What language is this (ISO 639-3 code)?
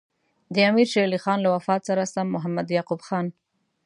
pus